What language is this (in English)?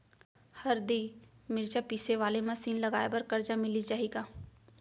Chhattisgarhi